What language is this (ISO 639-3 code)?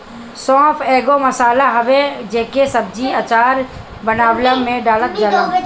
bho